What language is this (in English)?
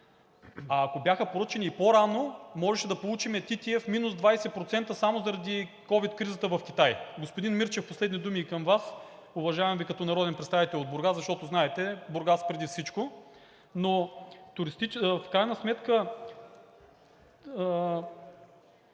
Bulgarian